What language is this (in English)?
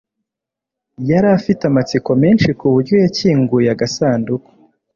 Kinyarwanda